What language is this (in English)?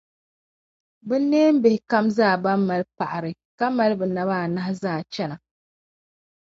Dagbani